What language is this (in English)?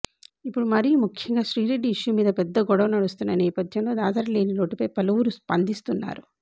Telugu